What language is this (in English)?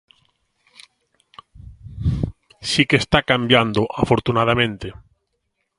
Galician